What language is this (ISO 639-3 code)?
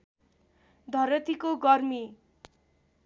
nep